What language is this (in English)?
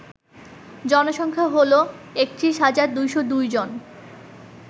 Bangla